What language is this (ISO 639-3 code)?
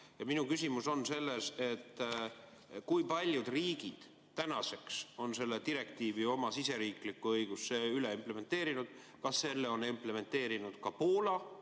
est